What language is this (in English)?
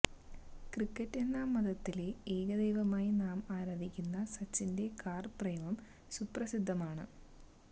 Malayalam